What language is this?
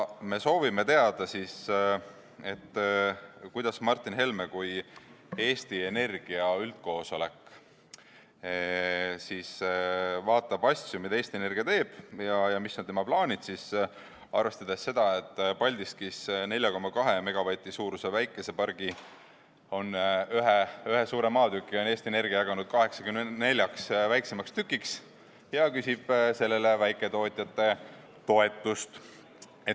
Estonian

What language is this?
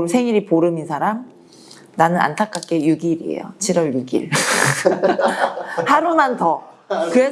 Korean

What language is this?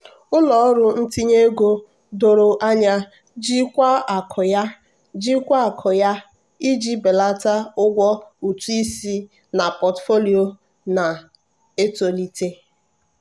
Igbo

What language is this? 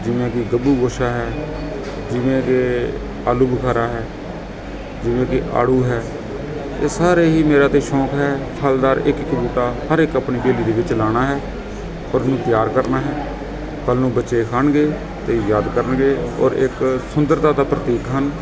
Punjabi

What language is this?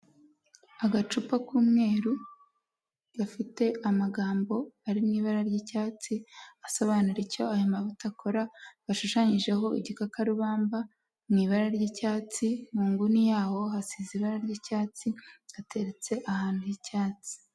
Kinyarwanda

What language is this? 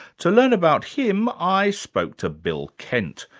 English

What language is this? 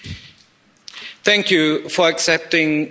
English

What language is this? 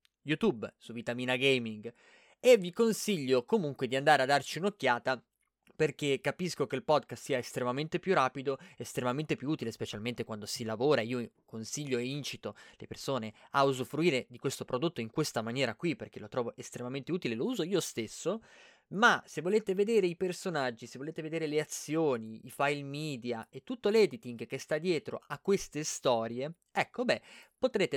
Italian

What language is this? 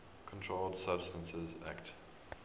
English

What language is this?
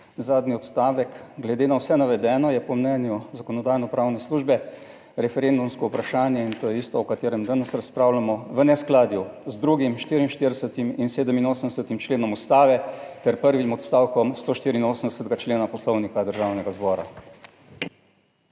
Slovenian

